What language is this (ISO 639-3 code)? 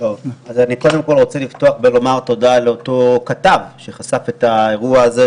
heb